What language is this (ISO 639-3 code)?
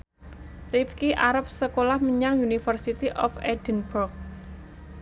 jav